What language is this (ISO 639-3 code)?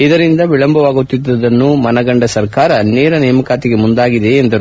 kan